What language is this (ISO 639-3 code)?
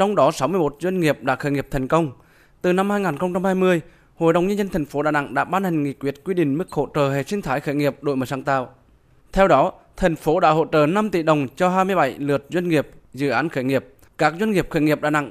vie